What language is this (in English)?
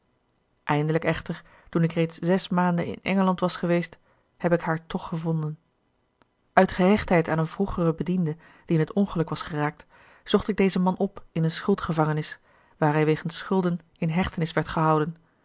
Dutch